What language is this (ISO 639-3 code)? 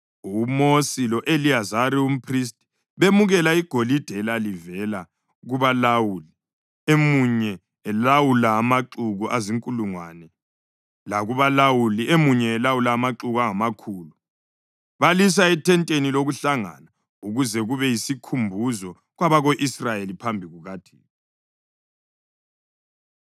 nde